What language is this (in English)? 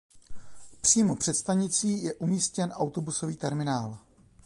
Czech